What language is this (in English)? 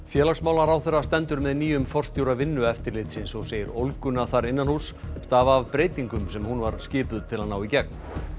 Icelandic